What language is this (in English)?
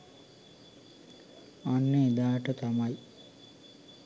Sinhala